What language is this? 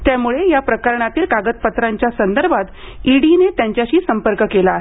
Marathi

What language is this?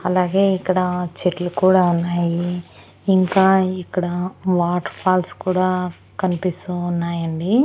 Telugu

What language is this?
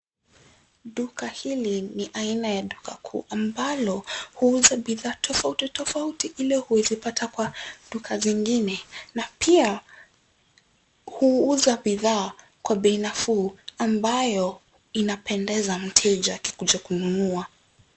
Swahili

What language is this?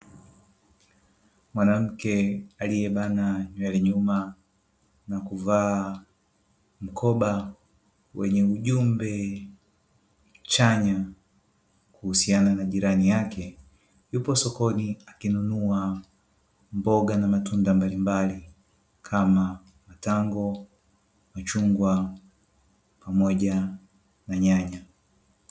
Swahili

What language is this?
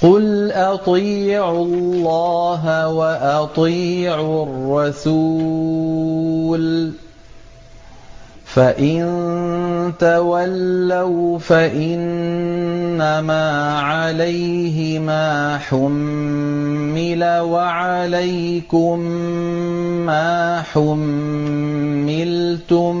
Arabic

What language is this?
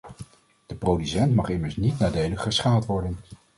Dutch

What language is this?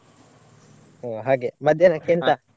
Kannada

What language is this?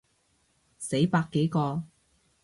Cantonese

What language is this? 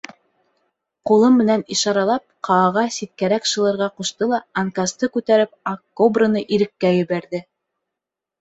Bashkir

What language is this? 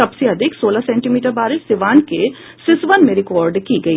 Hindi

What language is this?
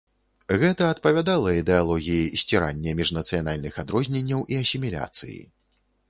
Belarusian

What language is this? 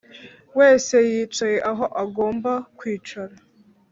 Kinyarwanda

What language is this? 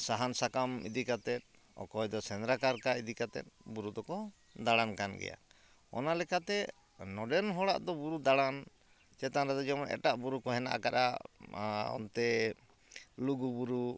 Santali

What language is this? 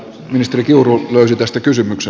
Finnish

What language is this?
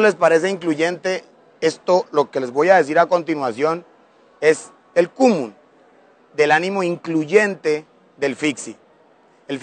Spanish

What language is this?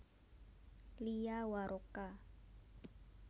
Javanese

